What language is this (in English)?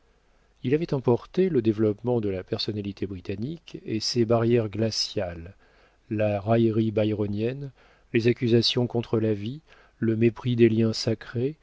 French